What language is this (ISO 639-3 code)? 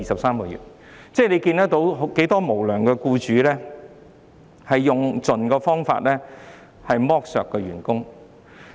yue